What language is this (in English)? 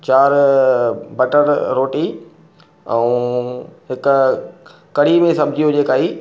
Sindhi